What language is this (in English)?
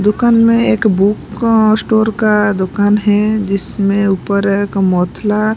Hindi